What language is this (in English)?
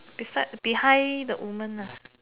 English